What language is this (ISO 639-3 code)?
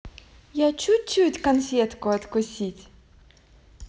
rus